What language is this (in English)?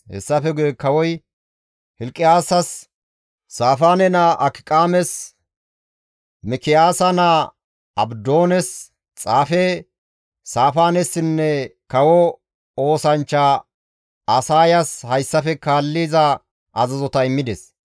Gamo